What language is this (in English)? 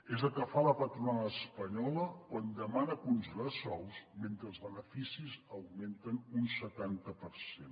Catalan